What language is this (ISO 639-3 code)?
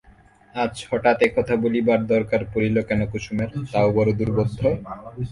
ben